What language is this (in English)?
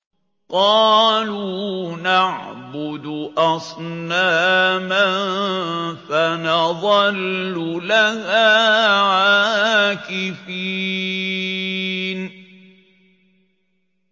Arabic